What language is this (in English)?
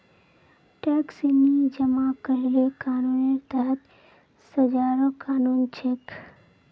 Magahi